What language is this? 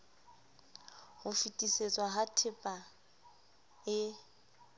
Southern Sotho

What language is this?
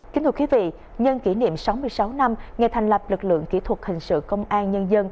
Vietnamese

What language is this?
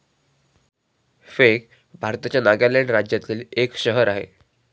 Marathi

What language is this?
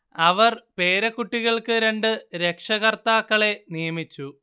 Malayalam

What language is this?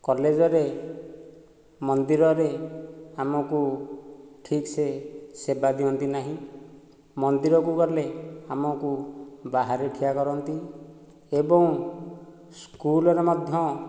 Odia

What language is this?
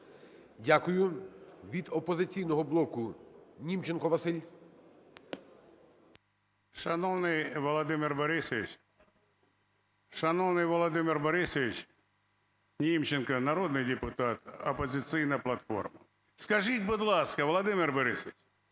Ukrainian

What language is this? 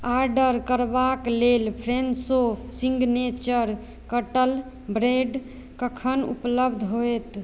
Maithili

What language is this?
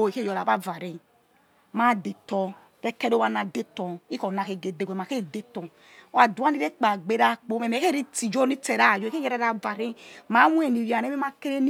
Yekhee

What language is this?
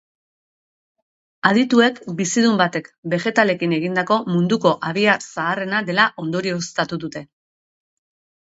Basque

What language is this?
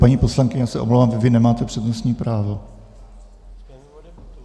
Czech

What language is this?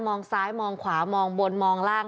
Thai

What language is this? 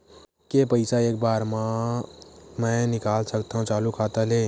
Chhattisgarhi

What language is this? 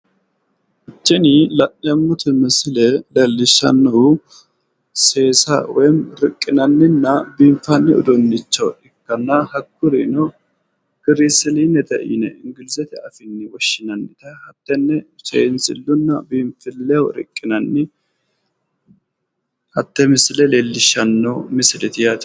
Sidamo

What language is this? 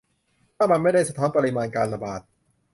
Thai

